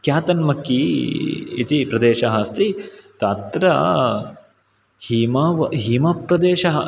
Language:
Sanskrit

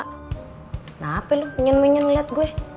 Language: Indonesian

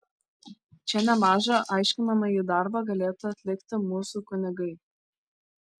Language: Lithuanian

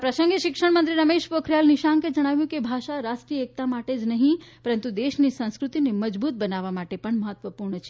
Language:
Gujarati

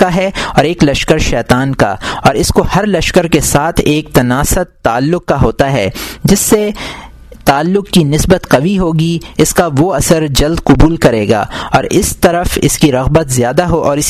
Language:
Urdu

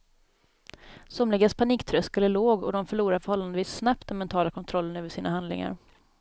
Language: Swedish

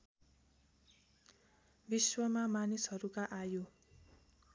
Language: Nepali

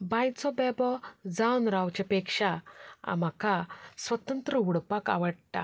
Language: Konkani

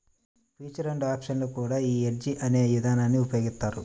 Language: Telugu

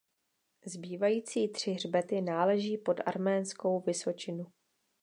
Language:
Czech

